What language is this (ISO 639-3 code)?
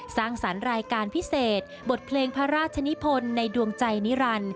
tha